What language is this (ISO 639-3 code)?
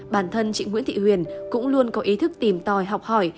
vie